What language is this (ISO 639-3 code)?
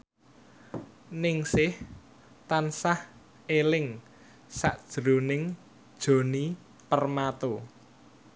jav